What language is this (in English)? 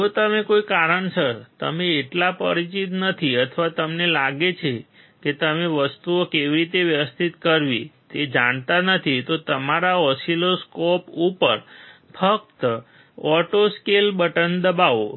Gujarati